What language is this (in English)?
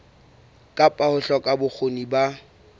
Southern Sotho